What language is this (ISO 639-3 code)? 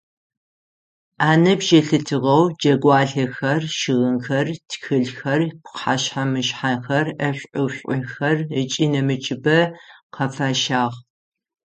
ady